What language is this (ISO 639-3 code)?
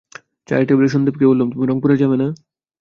ben